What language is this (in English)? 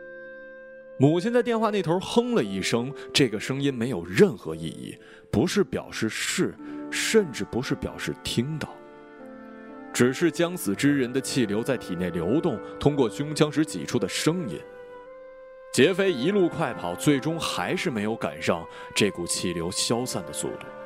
Chinese